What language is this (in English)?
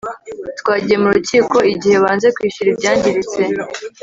Kinyarwanda